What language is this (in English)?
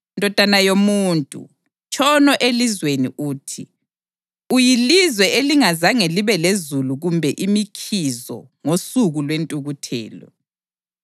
North Ndebele